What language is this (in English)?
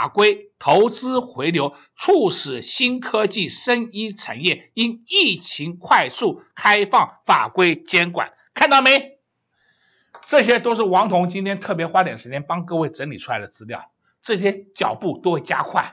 Chinese